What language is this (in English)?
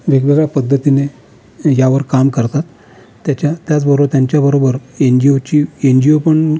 Marathi